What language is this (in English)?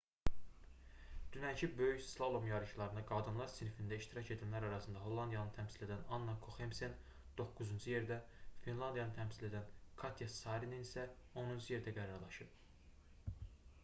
Azerbaijani